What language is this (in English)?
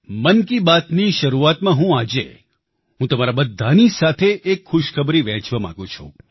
Gujarati